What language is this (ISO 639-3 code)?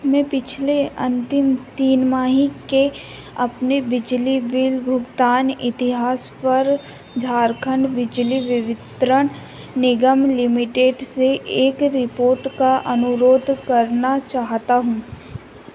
hin